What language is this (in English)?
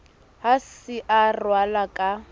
Southern Sotho